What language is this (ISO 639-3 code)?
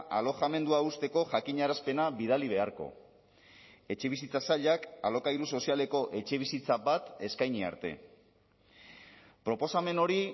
eus